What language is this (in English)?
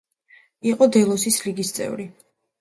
Georgian